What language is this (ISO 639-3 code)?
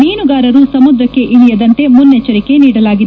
kan